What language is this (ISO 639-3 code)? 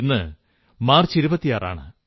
mal